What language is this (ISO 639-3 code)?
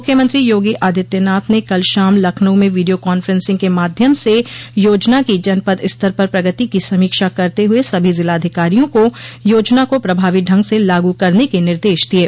hin